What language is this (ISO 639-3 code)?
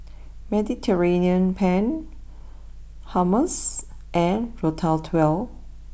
eng